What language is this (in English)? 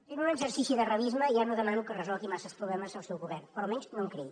Catalan